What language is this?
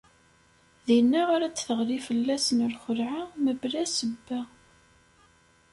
Kabyle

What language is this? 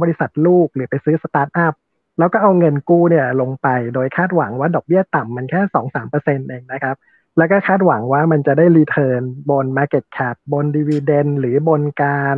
Thai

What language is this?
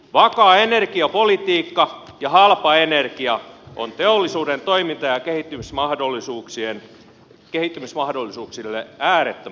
Finnish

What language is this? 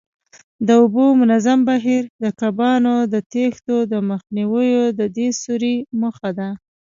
Pashto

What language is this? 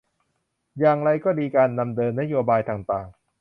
Thai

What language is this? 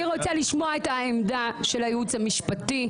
Hebrew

